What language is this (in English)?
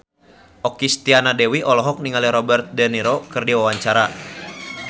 Sundanese